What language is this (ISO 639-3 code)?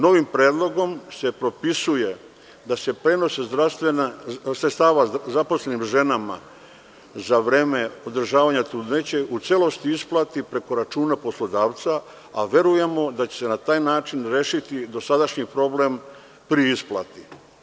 srp